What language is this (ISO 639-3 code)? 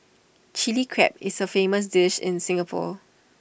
eng